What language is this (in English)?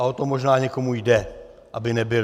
Czech